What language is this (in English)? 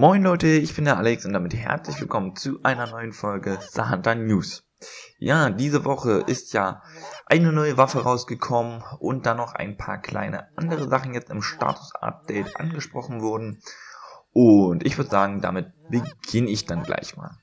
German